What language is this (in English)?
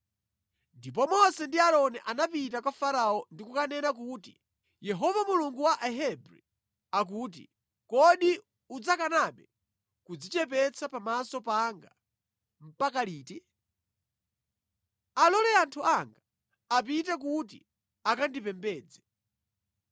Nyanja